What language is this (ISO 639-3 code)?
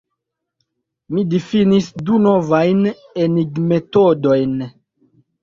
epo